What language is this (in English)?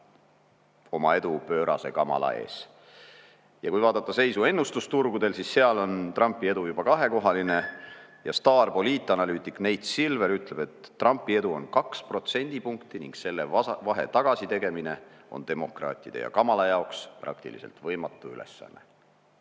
Estonian